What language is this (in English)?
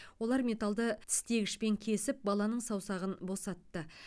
Kazakh